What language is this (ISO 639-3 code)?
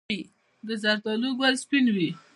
pus